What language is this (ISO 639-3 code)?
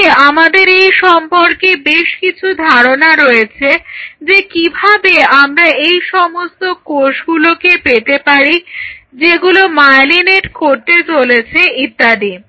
ben